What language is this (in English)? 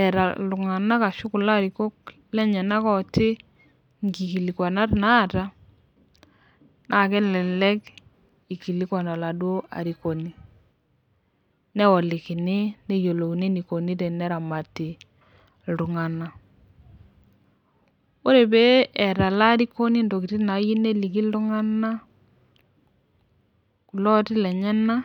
Masai